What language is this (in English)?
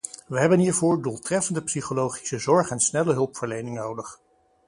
Dutch